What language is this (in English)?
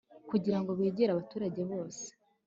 Kinyarwanda